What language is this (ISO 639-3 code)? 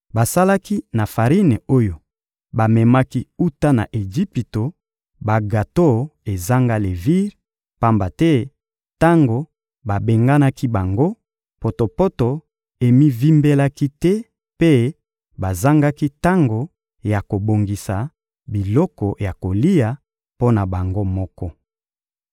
lin